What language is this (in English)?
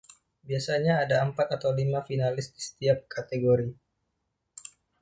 Indonesian